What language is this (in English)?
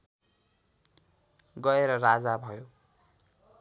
Nepali